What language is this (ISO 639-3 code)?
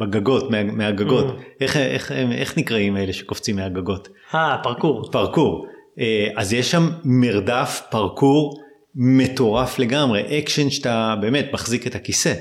heb